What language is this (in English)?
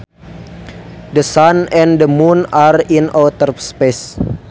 Sundanese